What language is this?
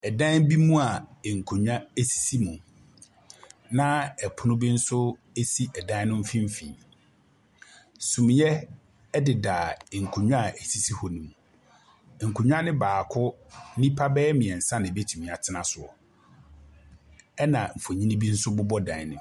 Akan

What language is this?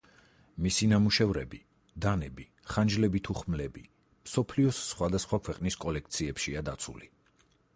Georgian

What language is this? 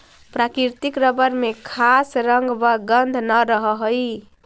Magahi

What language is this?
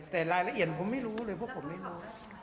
Thai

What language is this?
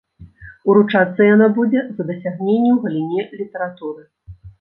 Belarusian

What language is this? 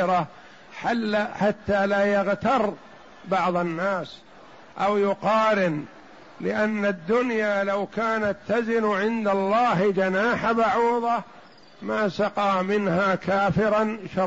Arabic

